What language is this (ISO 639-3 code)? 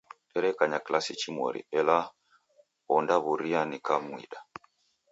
dav